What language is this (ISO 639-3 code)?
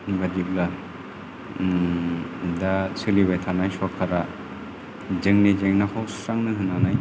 brx